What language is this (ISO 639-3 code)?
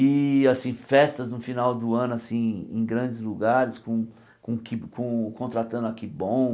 por